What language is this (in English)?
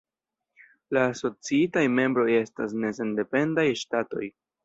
Esperanto